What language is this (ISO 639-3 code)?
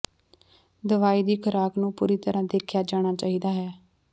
pan